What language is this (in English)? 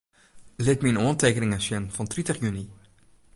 Western Frisian